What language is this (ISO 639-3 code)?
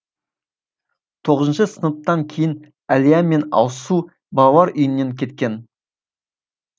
kaz